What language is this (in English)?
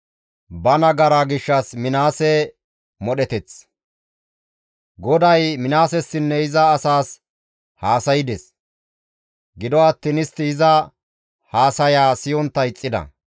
Gamo